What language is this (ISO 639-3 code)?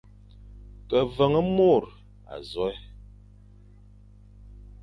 fan